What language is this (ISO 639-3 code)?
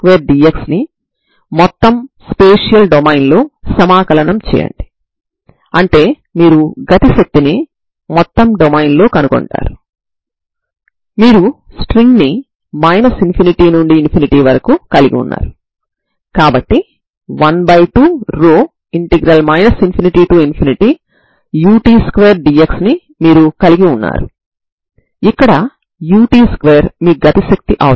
tel